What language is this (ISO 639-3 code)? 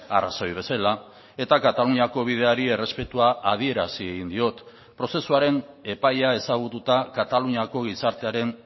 eus